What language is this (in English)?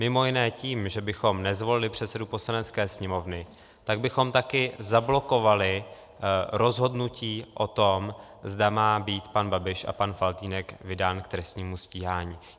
Czech